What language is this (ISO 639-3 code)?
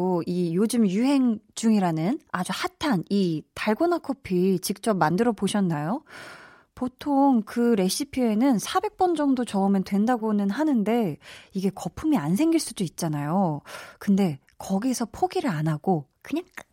kor